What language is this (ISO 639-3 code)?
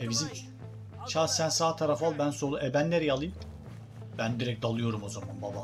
tur